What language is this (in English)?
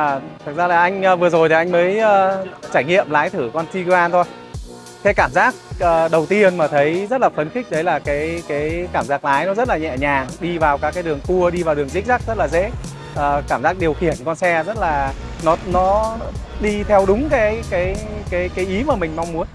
Vietnamese